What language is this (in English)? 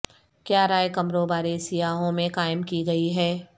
Urdu